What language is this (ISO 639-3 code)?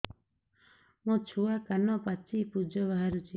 ori